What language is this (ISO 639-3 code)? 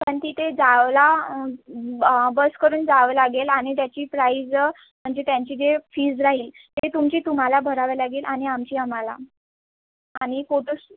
mar